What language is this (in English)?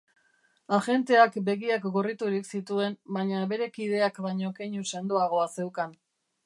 Basque